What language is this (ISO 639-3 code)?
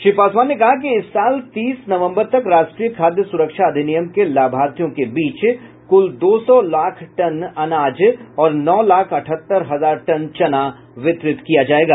hin